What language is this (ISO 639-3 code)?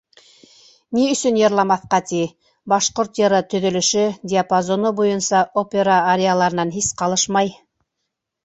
bak